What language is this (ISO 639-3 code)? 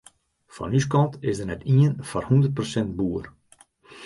fry